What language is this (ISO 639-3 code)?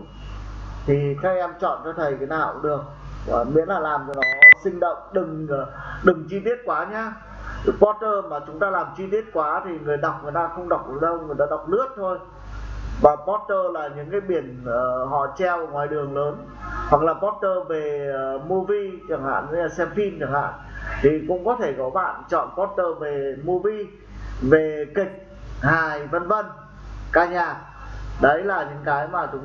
vie